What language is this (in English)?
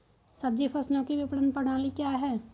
Hindi